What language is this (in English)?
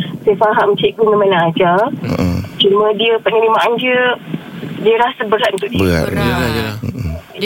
Malay